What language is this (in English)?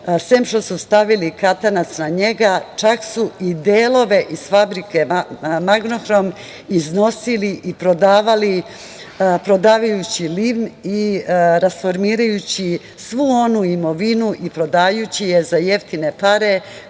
Serbian